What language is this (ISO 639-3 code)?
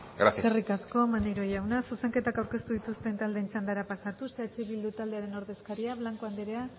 eus